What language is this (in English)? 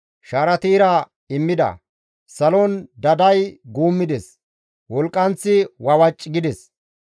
Gamo